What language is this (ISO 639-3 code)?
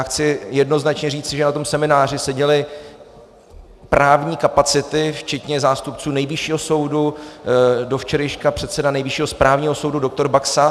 ces